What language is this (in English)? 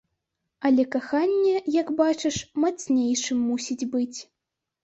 Belarusian